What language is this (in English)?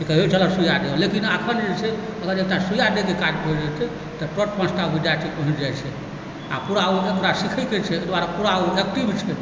Maithili